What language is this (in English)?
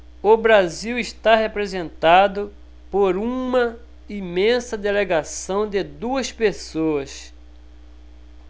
Portuguese